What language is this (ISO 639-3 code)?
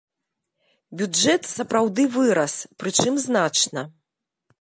bel